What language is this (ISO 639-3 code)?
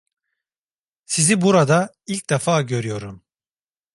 tur